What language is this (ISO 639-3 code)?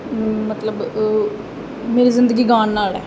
pan